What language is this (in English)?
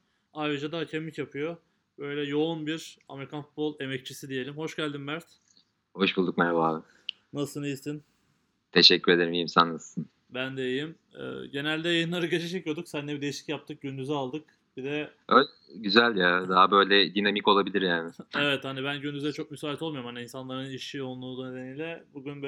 Turkish